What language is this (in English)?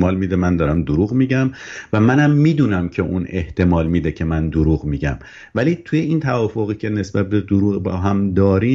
Persian